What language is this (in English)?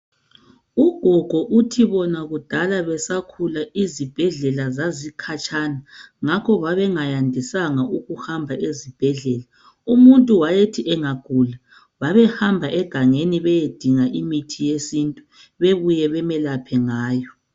North Ndebele